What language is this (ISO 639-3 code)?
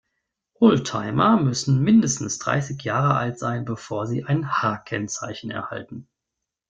deu